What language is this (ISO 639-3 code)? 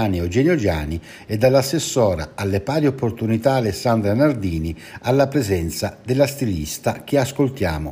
ita